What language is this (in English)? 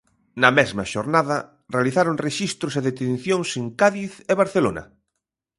Galician